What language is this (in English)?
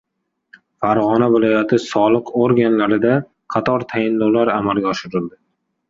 Uzbek